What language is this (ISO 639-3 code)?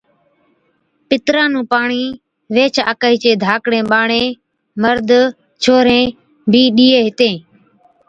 odk